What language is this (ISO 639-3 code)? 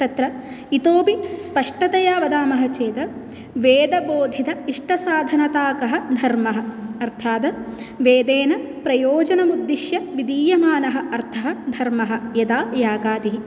san